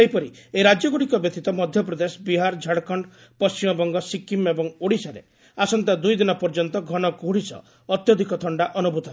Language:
Odia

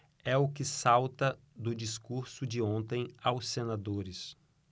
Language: Portuguese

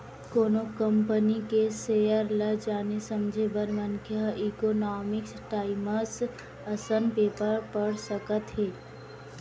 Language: Chhattisgarhi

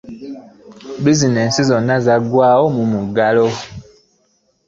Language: Ganda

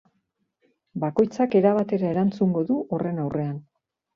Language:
Basque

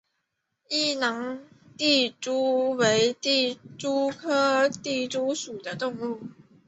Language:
Chinese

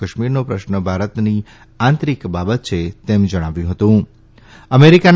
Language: Gujarati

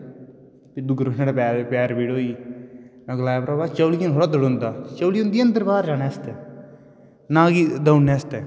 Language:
Dogri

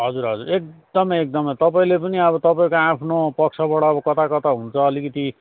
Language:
Nepali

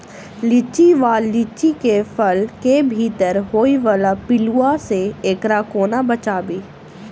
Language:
Maithili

